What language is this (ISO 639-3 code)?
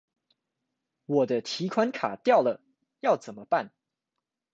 zho